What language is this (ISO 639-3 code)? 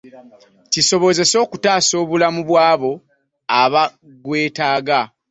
lug